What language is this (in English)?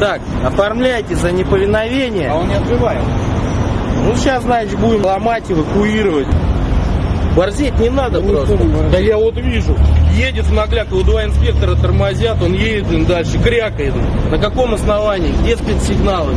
Russian